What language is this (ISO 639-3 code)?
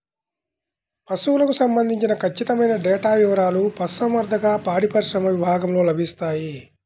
tel